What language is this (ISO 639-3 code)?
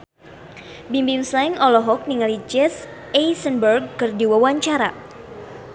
sun